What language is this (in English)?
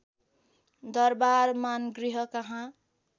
Nepali